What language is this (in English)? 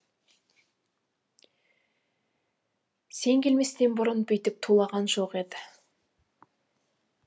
Kazakh